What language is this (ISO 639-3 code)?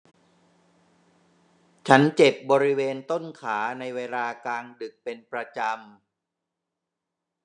tha